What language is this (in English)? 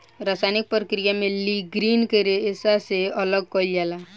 Bhojpuri